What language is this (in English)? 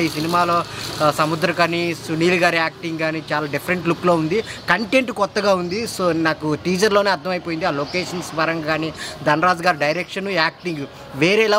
Telugu